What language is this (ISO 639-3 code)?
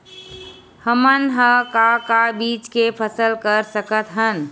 hne